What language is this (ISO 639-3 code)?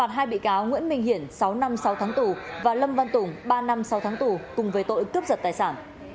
vie